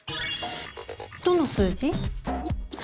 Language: Japanese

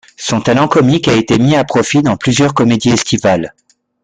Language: French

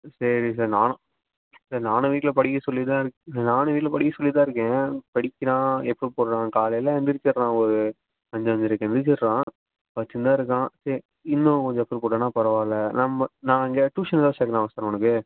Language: Tamil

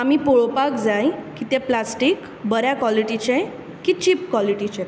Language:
Konkani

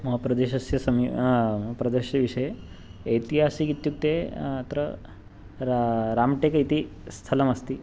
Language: Sanskrit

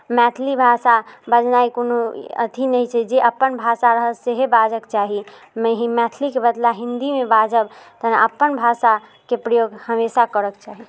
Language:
Maithili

